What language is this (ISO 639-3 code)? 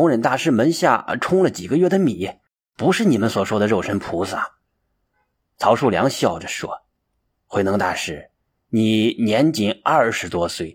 zho